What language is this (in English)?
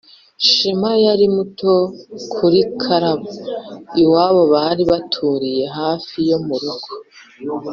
Kinyarwanda